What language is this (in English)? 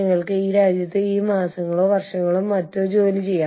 Malayalam